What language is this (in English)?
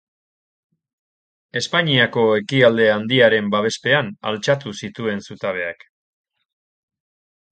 Basque